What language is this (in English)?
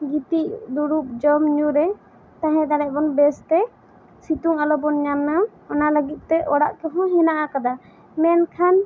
Santali